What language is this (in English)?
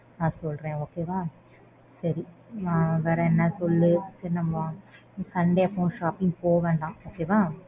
Tamil